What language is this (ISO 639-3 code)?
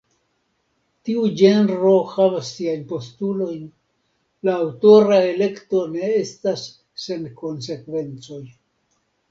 epo